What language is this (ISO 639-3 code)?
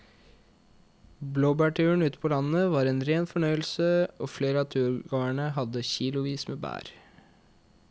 nor